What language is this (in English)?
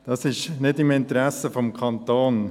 Swiss German